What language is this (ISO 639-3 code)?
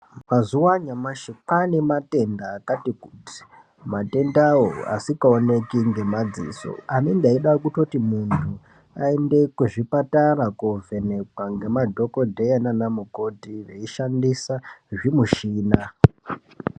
ndc